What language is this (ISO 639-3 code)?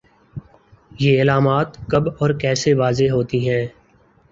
urd